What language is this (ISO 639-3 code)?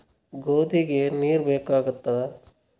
kan